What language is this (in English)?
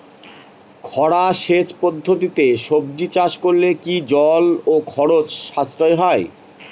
Bangla